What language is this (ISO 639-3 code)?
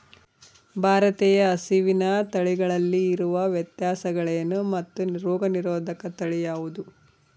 kan